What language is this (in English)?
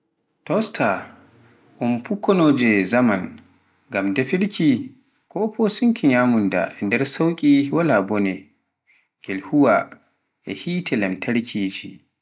Pular